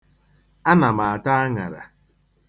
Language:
Igbo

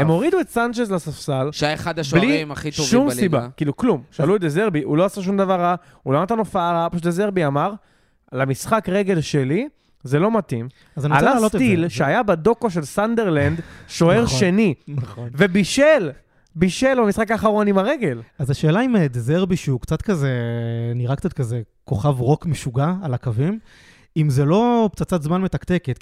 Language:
Hebrew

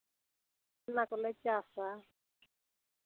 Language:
Santali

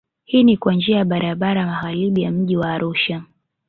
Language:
Swahili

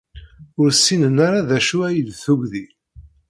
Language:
Kabyle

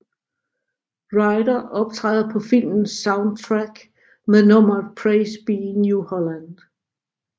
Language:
Danish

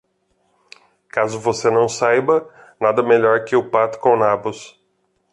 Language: Portuguese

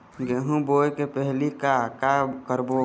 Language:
Chhattisgarhi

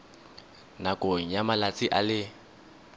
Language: Tswana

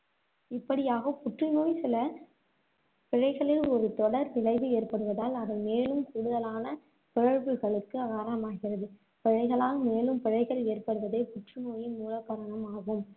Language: Tamil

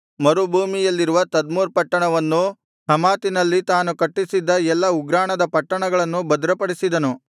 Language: Kannada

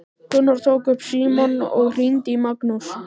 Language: Icelandic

